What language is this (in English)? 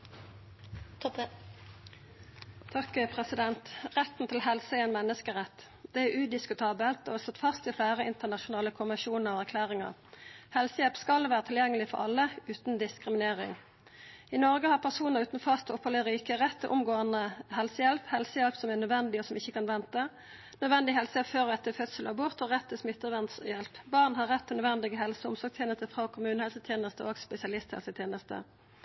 Norwegian Nynorsk